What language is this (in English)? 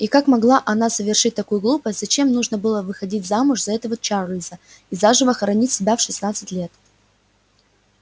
Russian